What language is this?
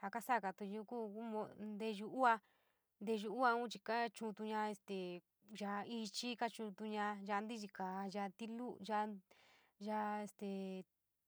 San Miguel El Grande Mixtec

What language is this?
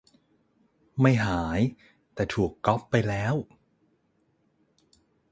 Thai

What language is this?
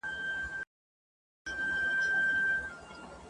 Pashto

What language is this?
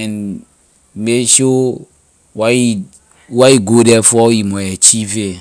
Liberian English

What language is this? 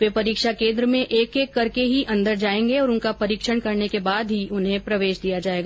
Hindi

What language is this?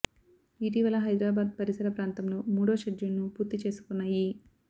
Telugu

